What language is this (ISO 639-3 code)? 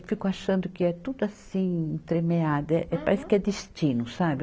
por